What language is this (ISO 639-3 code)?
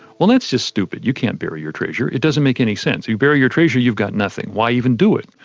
eng